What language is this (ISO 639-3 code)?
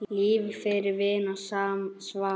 isl